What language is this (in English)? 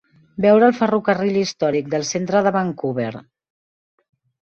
Catalan